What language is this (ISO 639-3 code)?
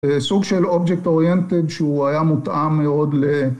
heb